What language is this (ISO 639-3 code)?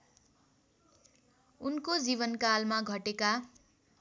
nep